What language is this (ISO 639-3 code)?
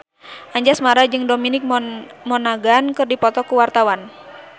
sun